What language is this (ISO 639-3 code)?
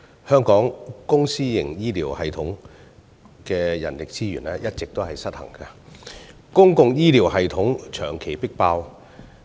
yue